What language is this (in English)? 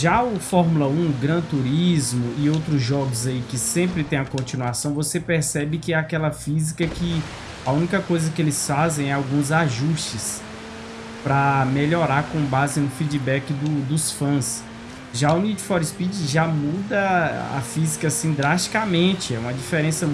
Portuguese